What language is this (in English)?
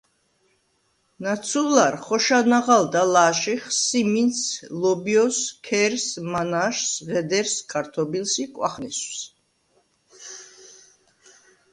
Svan